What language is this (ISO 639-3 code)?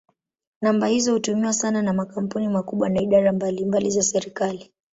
swa